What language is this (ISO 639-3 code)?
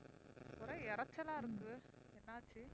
tam